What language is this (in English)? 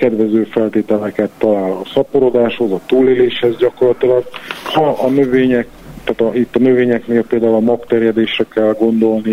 Hungarian